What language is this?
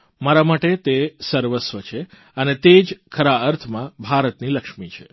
Gujarati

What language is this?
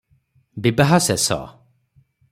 Odia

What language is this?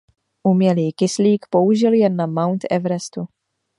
Czech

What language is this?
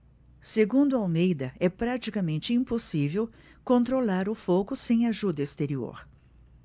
Portuguese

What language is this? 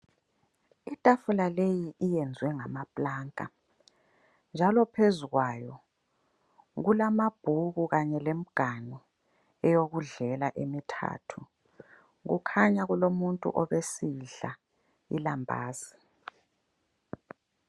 North Ndebele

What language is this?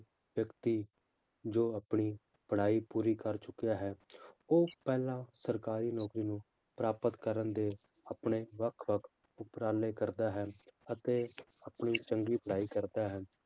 Punjabi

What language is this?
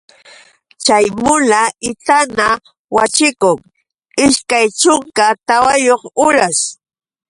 Yauyos Quechua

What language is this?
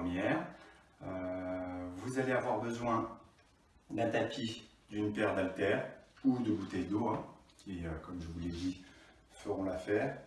French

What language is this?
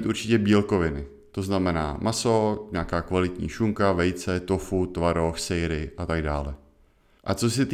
Czech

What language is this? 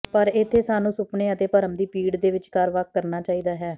Punjabi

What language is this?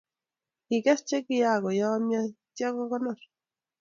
Kalenjin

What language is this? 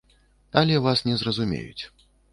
Belarusian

